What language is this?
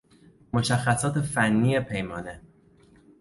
Persian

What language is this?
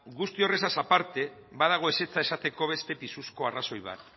Basque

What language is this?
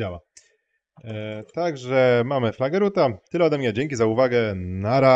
Polish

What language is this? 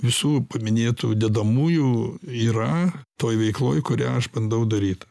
Lithuanian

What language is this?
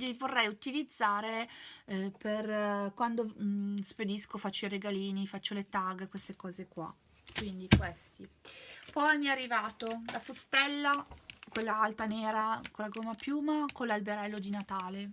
Italian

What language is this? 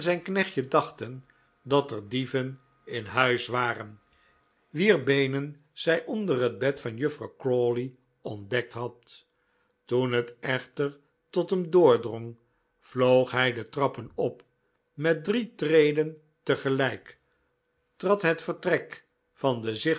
Dutch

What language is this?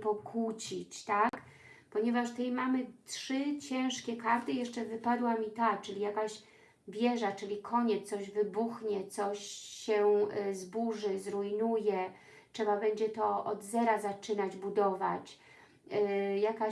Polish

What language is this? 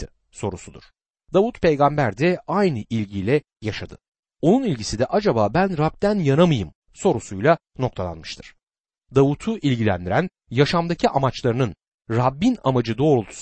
Turkish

